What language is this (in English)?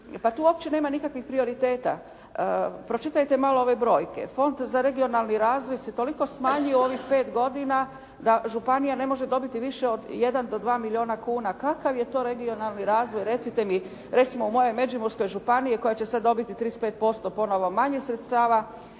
Croatian